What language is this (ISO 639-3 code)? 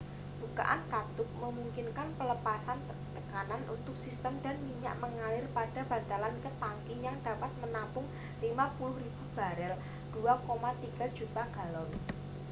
ind